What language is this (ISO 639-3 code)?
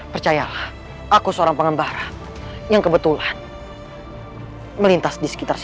ind